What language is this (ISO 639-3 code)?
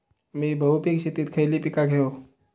mar